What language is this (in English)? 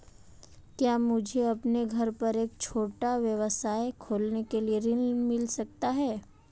Hindi